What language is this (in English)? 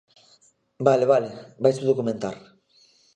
Galician